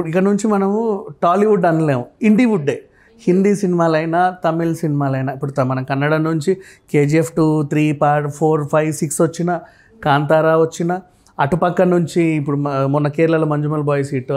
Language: Telugu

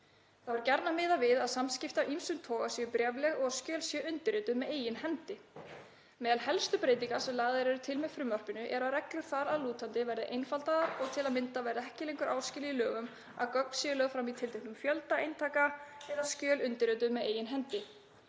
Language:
Icelandic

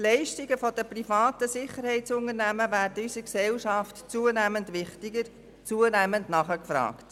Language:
Swiss German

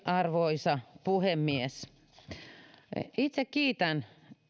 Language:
Finnish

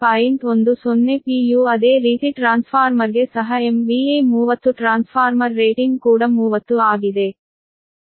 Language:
Kannada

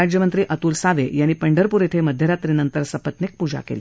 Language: Marathi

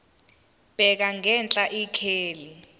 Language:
Zulu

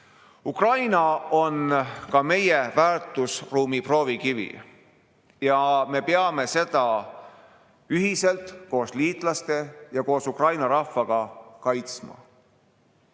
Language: Estonian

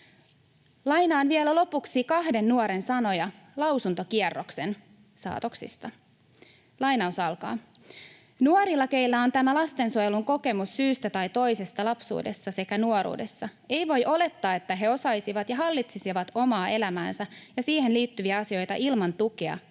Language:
Finnish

